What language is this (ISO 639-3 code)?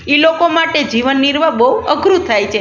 guj